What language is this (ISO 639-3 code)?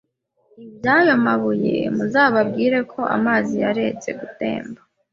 kin